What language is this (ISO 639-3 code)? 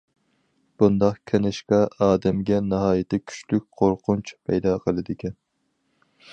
uig